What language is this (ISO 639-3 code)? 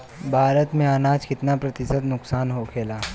bho